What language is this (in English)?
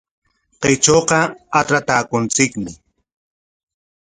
Corongo Ancash Quechua